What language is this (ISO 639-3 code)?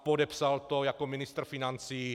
ces